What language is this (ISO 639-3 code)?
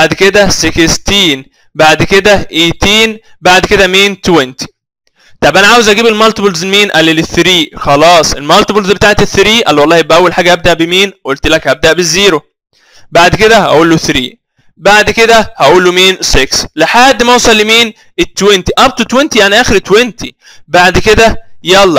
ara